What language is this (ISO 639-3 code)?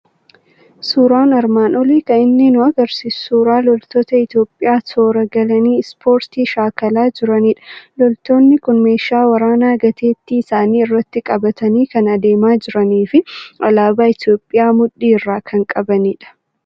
orm